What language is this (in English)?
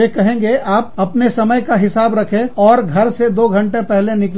Hindi